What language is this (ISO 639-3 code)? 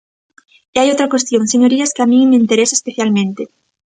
glg